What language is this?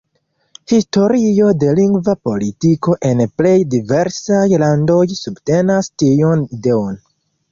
Esperanto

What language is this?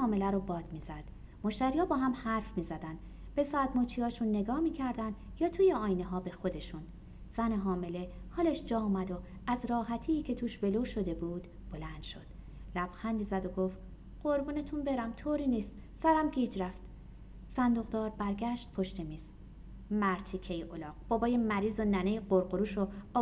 Persian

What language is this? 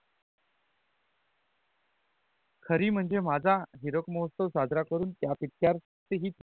Marathi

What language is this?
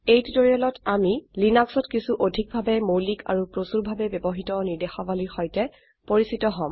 Assamese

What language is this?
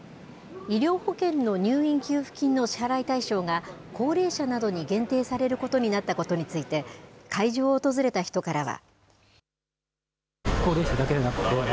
Japanese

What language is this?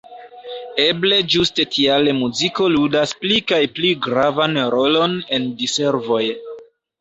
Esperanto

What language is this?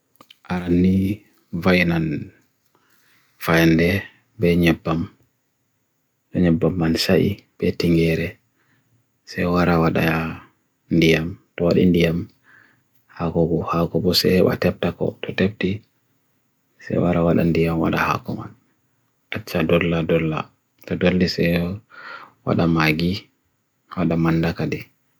Bagirmi Fulfulde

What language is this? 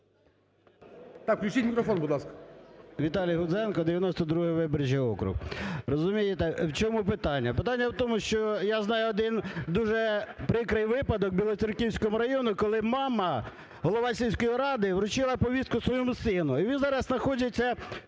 Ukrainian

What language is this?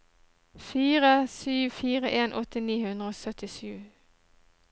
Norwegian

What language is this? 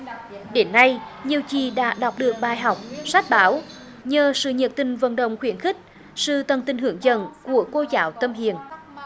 Vietnamese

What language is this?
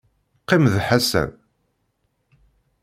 Kabyle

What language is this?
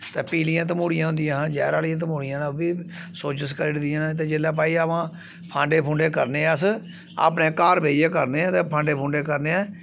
Dogri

